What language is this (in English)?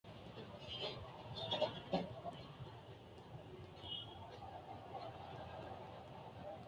Sidamo